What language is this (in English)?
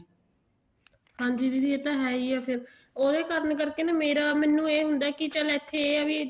Punjabi